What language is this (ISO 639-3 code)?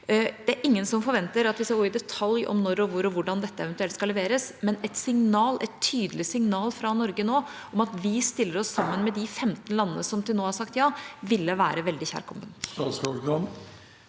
nor